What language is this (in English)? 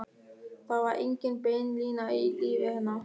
Icelandic